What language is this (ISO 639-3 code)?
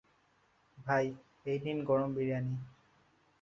ben